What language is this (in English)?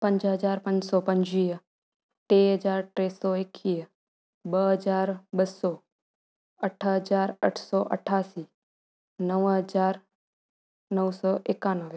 Sindhi